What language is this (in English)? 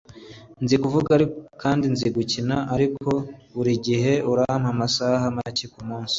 Kinyarwanda